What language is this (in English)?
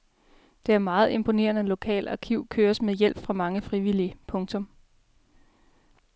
Danish